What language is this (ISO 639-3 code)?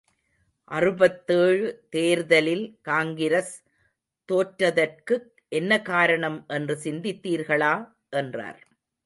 tam